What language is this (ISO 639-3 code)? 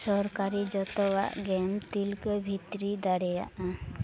sat